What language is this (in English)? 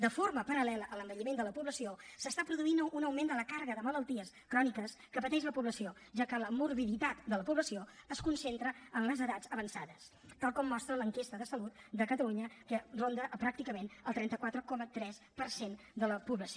Catalan